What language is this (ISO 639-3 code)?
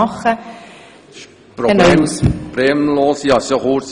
gsw